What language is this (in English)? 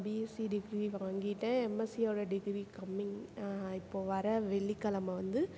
Tamil